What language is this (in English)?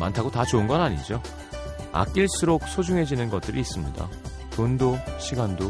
Korean